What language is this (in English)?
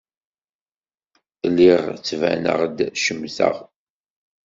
Kabyle